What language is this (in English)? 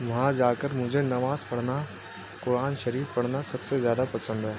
Urdu